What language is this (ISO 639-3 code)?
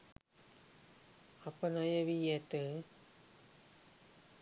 sin